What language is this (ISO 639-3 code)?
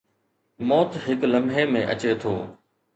snd